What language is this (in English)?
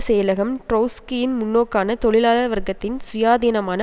Tamil